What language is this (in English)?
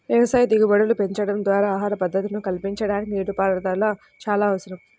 Telugu